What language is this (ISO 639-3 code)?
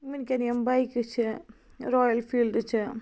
kas